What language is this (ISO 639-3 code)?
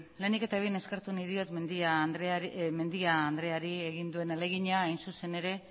eus